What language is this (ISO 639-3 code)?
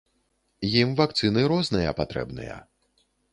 bel